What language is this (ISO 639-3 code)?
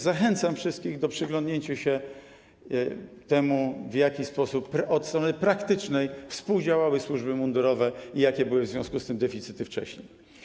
pol